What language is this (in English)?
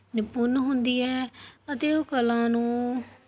Punjabi